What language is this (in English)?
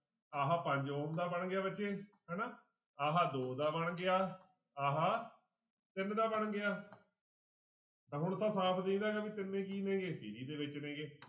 Punjabi